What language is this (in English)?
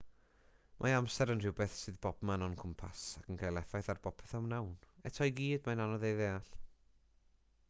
Welsh